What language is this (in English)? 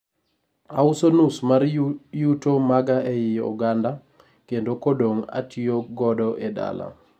Luo (Kenya and Tanzania)